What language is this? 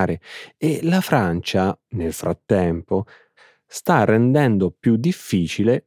Italian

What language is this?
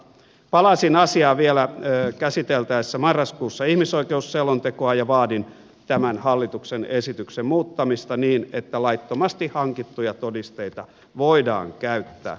Finnish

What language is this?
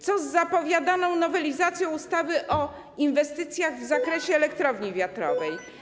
Polish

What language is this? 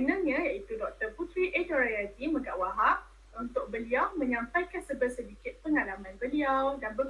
Malay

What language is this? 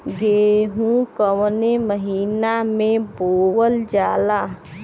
Bhojpuri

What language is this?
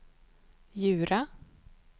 Swedish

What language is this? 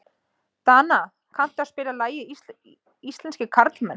Icelandic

